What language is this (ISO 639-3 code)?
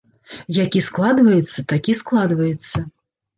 bel